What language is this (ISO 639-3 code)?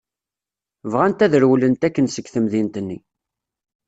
kab